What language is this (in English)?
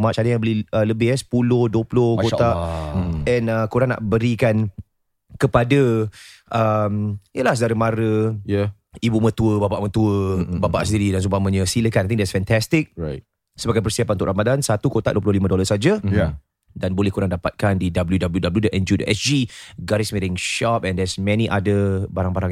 Malay